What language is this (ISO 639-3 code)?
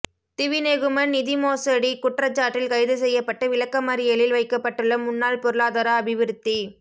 tam